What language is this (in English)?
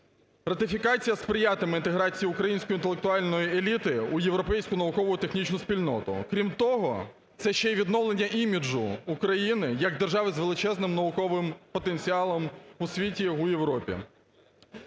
Ukrainian